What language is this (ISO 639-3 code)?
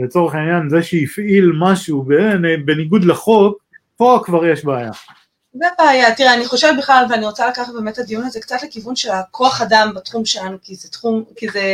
heb